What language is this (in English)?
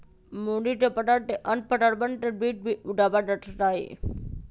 Magahi